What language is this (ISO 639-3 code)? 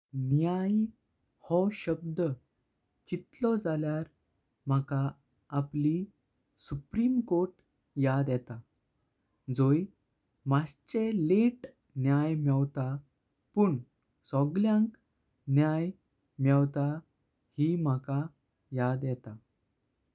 kok